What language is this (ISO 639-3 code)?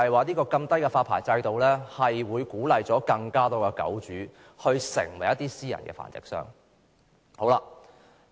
yue